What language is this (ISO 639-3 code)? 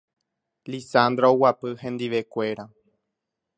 grn